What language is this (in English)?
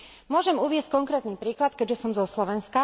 Slovak